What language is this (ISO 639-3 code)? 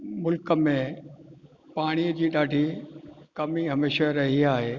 snd